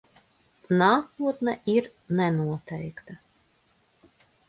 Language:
Latvian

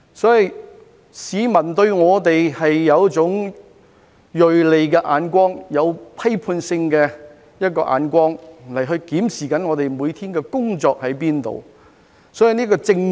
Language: Cantonese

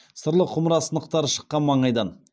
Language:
Kazakh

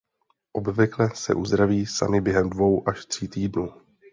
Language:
Czech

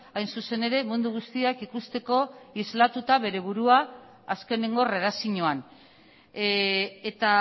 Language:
Basque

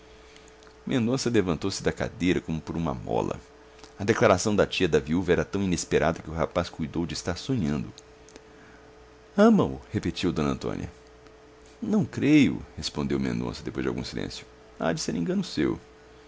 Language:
Portuguese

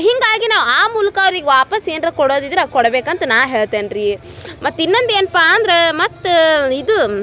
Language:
Kannada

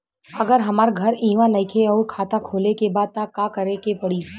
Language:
Bhojpuri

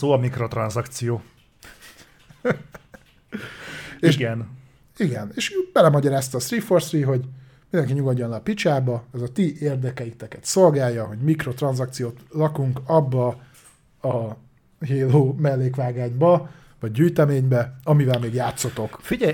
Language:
Hungarian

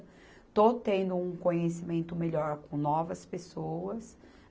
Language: Portuguese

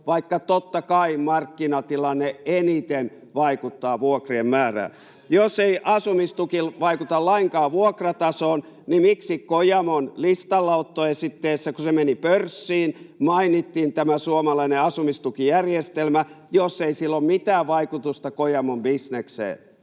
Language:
Finnish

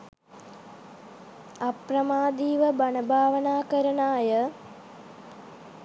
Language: Sinhala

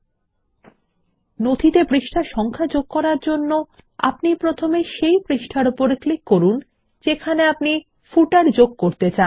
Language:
Bangla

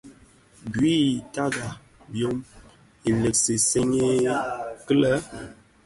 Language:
Bafia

